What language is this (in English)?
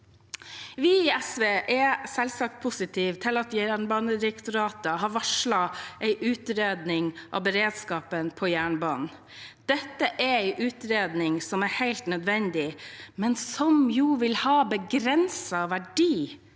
Norwegian